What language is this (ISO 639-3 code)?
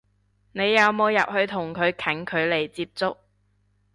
yue